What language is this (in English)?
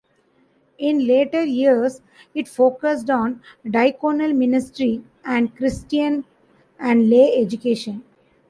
English